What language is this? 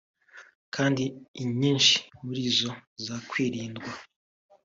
Kinyarwanda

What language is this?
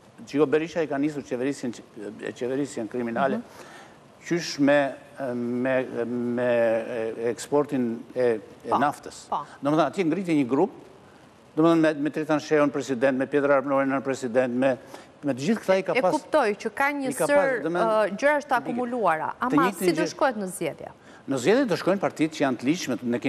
Romanian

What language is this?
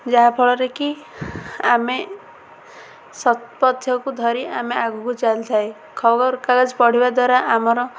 Odia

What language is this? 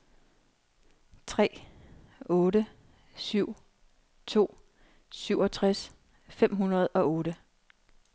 Danish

